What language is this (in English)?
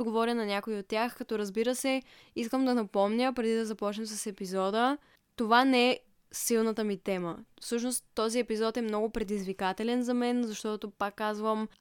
Bulgarian